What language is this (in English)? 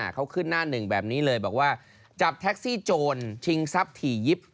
Thai